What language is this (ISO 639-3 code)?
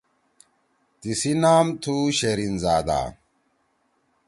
trw